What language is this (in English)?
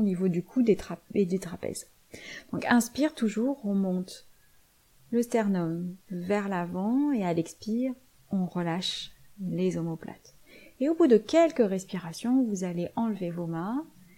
French